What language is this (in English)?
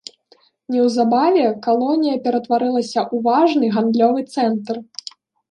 Belarusian